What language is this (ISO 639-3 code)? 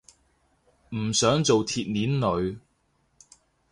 yue